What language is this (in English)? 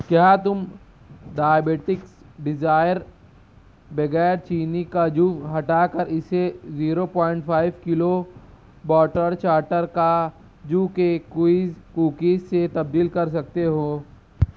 Urdu